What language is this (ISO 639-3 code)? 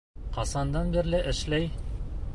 bak